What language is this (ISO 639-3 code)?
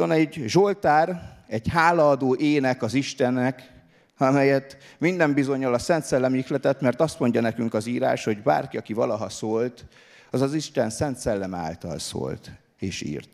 hun